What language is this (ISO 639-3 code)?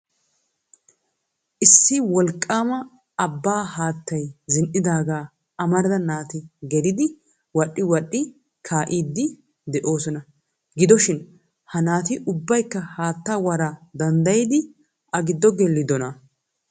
wal